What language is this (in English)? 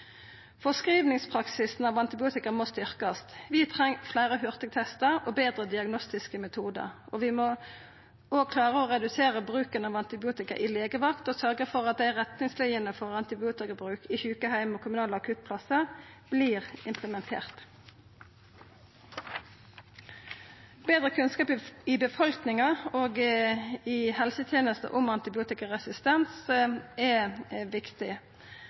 Norwegian Nynorsk